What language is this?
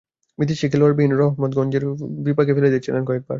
Bangla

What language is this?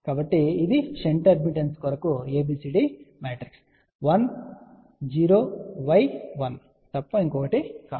Telugu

